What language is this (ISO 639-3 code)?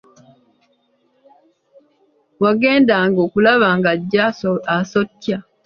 lug